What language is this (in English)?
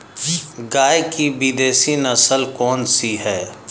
Hindi